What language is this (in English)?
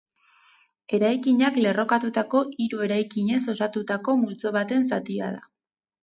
Basque